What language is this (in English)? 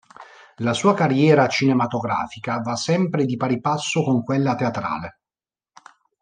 Italian